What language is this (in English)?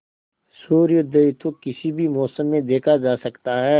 Hindi